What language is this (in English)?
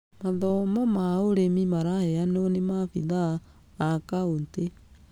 Kikuyu